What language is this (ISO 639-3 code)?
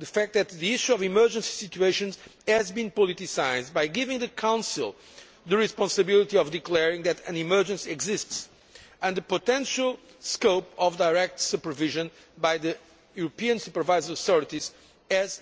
eng